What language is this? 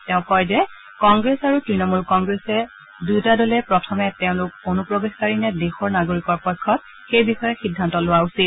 Assamese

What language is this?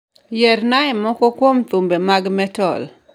Luo (Kenya and Tanzania)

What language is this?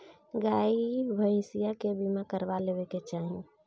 Bhojpuri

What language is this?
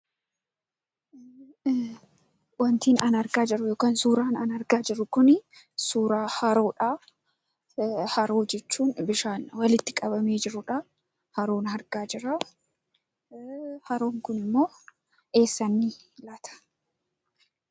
Oromo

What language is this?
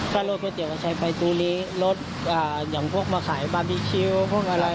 Thai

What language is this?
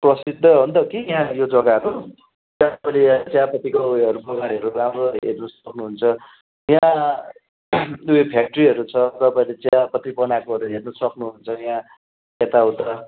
Nepali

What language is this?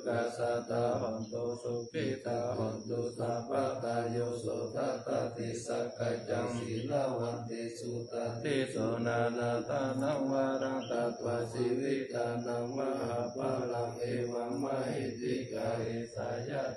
Thai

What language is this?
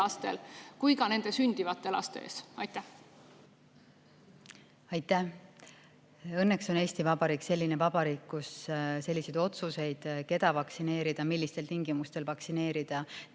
Estonian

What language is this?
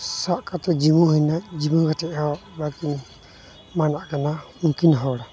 Santali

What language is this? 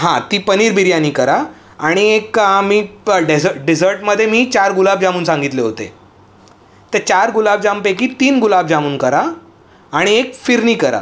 Marathi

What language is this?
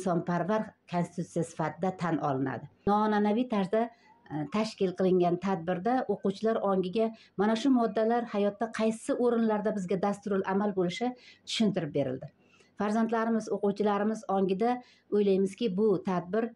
Turkish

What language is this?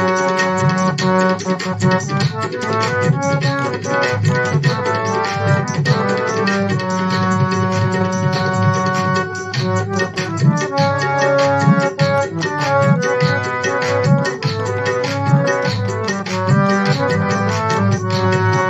Hindi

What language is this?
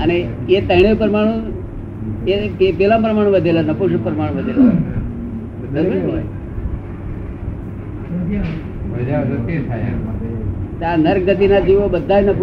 Gujarati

